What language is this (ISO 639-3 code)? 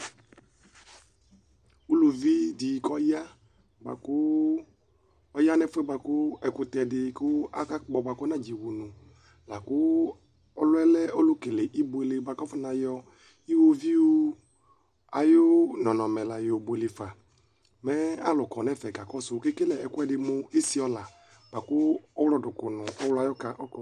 kpo